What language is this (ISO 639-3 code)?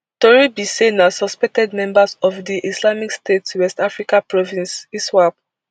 pcm